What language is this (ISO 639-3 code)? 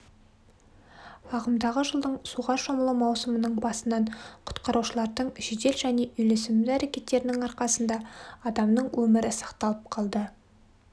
kaz